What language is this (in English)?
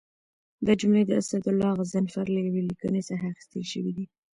Pashto